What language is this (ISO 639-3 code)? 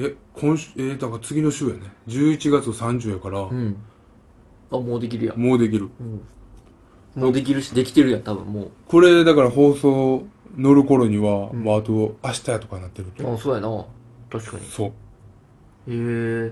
jpn